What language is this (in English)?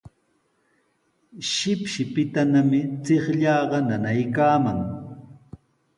Sihuas Ancash Quechua